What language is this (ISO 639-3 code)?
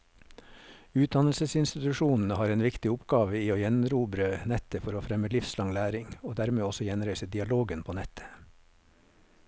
nor